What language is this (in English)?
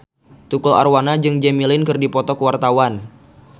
Sundanese